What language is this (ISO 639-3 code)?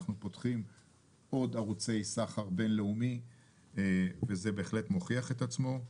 heb